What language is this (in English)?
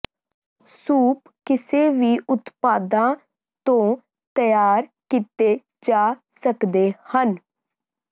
Punjabi